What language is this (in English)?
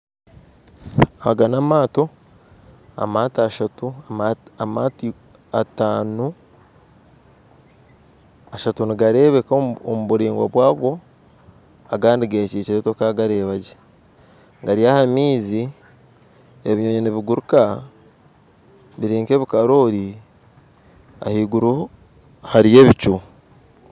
Nyankole